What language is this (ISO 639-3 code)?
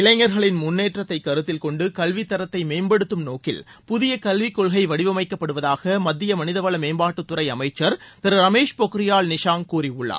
tam